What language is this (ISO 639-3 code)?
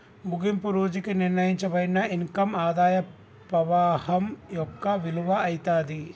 tel